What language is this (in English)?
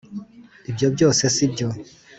Kinyarwanda